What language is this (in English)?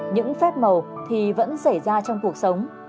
Vietnamese